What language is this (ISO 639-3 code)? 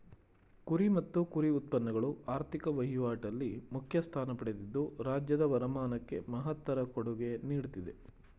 kan